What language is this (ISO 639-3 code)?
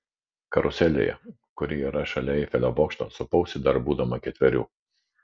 lit